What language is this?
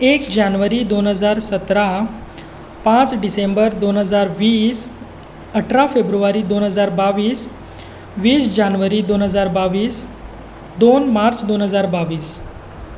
Konkani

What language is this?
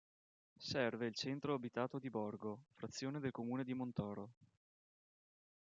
Italian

